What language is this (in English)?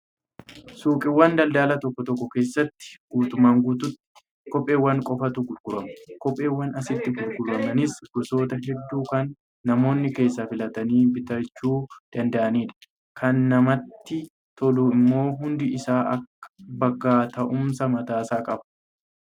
Oromo